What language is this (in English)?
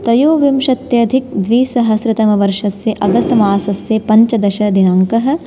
Sanskrit